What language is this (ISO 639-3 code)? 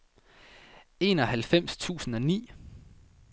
dan